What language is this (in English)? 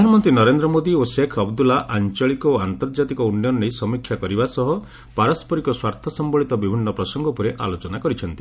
Odia